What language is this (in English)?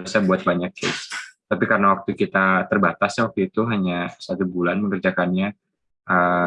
Indonesian